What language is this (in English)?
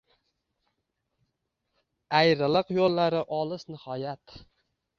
Uzbek